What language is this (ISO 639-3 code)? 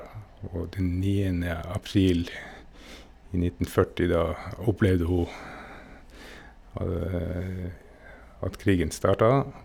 nor